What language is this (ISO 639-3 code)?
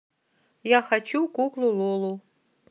rus